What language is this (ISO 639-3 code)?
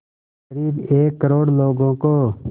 hin